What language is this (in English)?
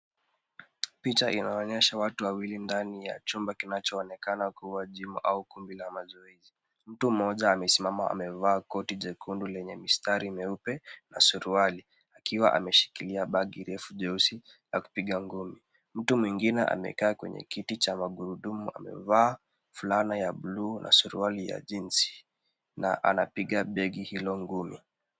Swahili